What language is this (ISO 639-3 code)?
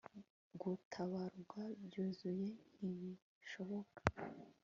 kin